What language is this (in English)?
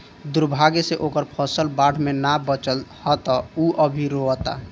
Bhojpuri